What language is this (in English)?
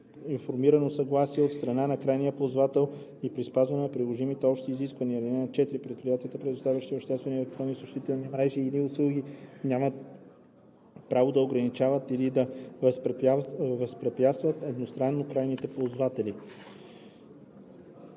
Bulgarian